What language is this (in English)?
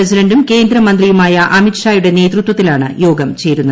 Malayalam